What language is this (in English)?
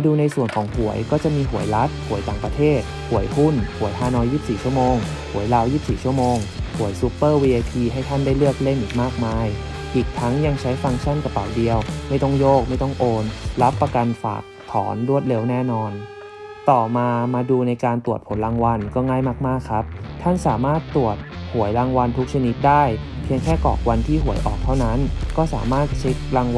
Thai